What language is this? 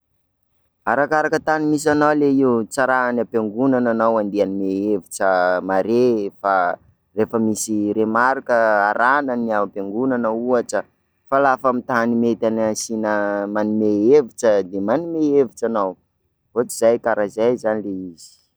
Sakalava Malagasy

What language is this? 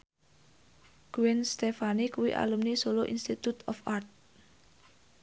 Javanese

